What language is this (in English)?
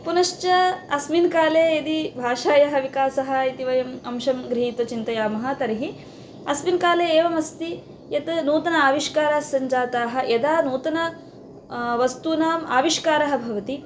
Sanskrit